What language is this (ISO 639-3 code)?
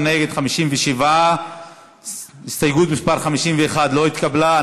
heb